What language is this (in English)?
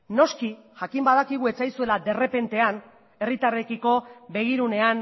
Basque